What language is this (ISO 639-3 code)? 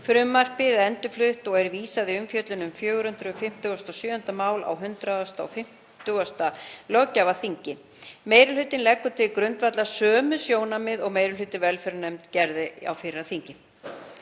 isl